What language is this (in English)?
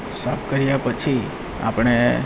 Gujarati